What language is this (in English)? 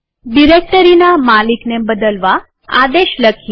Gujarati